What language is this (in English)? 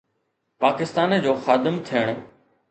Sindhi